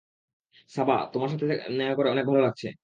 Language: Bangla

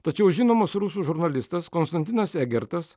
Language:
Lithuanian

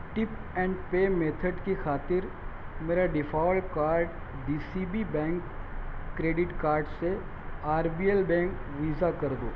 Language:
Urdu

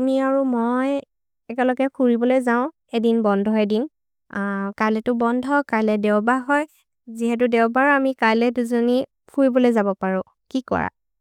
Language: Maria (India)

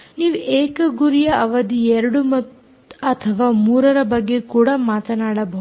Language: Kannada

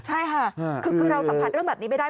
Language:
Thai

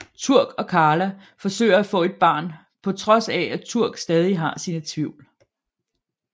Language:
Danish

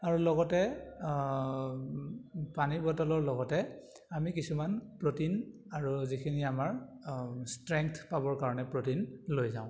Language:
Assamese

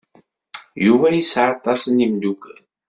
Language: Kabyle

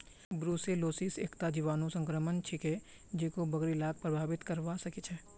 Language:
Magahi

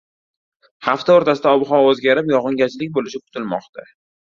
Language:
Uzbek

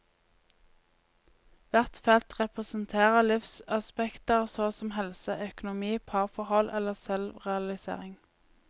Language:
Norwegian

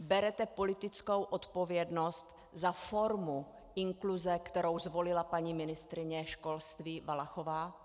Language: Czech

